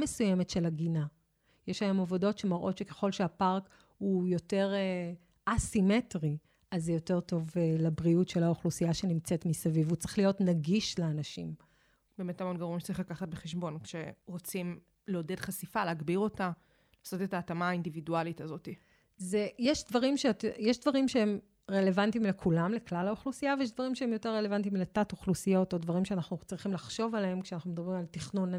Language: Hebrew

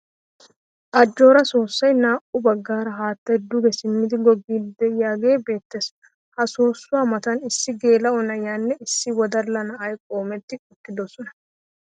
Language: Wolaytta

